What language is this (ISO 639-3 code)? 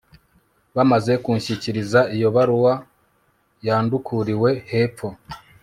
kin